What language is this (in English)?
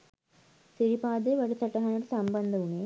Sinhala